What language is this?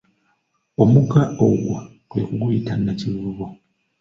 Ganda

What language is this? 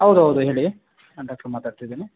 Kannada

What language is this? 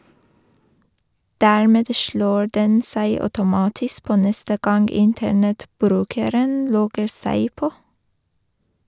Norwegian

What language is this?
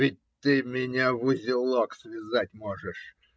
Russian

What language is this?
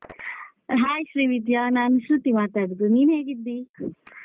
Kannada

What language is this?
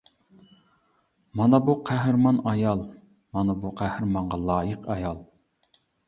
Uyghur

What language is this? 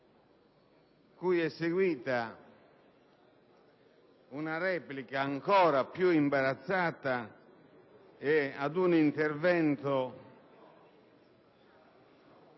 Italian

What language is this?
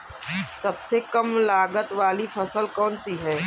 Hindi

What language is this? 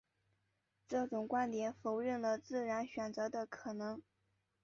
Chinese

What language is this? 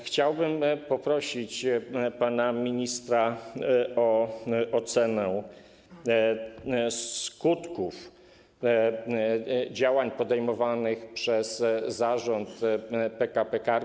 Polish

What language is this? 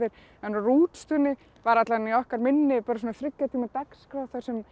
Icelandic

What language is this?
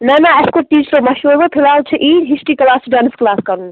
Kashmiri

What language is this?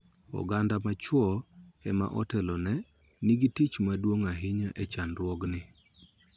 Luo (Kenya and Tanzania)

